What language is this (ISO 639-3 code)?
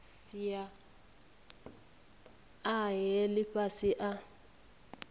ven